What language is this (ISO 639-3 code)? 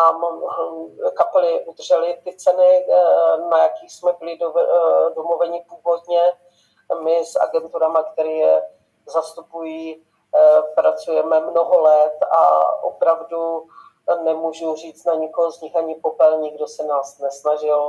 ces